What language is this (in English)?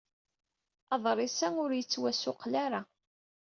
Kabyle